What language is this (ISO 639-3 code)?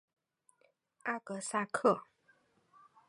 zho